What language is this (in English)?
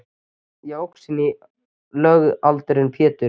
Icelandic